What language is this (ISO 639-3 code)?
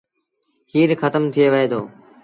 sbn